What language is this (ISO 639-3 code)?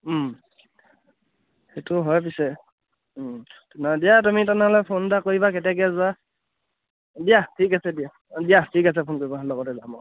asm